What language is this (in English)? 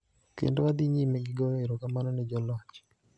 Luo (Kenya and Tanzania)